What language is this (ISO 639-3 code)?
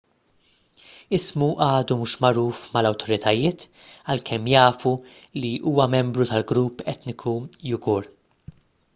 mlt